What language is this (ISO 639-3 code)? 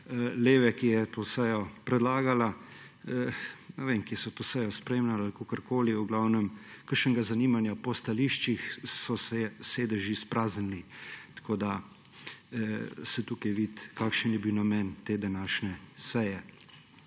slv